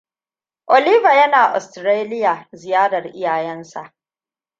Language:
Hausa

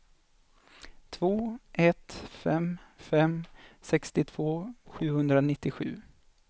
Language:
Swedish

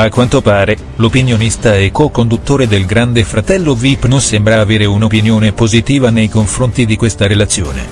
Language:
Italian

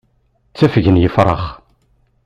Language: Kabyle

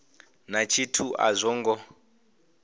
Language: Venda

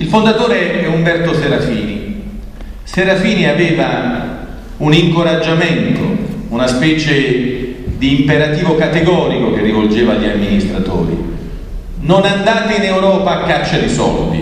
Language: Italian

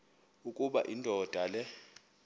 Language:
Xhosa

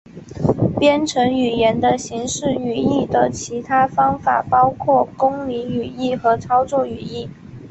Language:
Chinese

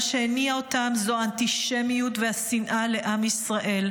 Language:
Hebrew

